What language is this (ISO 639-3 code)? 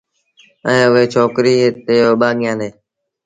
sbn